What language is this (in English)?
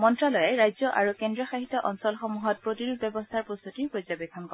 Assamese